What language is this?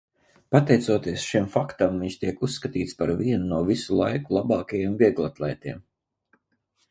Latvian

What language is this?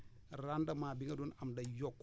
Wolof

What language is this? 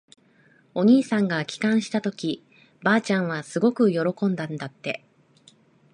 Japanese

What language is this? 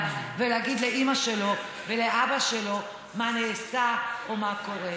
Hebrew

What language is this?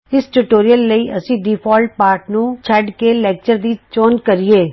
Punjabi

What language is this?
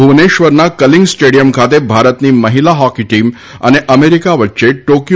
Gujarati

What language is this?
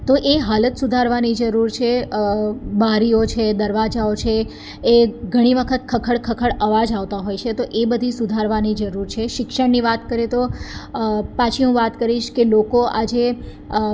Gujarati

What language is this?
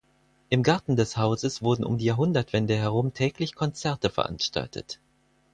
German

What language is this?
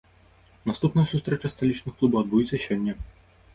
Belarusian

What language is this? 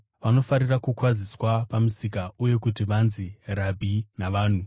Shona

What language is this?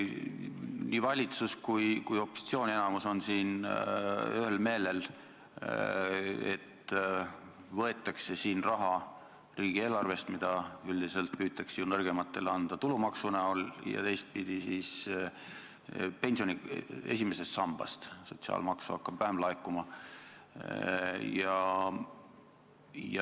Estonian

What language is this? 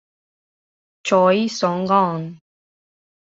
Italian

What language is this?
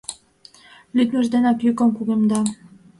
Mari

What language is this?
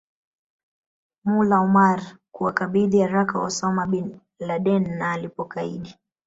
Swahili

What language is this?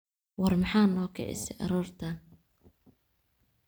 Somali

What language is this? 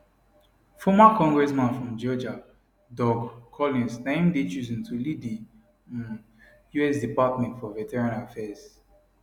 Nigerian Pidgin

